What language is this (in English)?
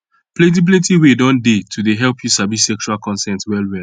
Nigerian Pidgin